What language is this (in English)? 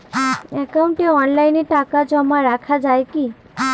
Bangla